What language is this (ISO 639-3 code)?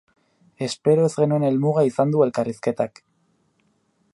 eus